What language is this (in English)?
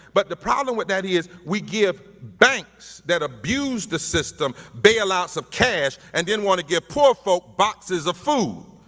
English